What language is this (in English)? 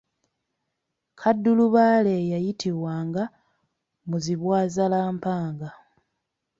Ganda